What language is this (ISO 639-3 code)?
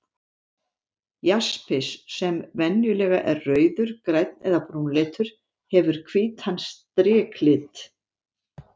isl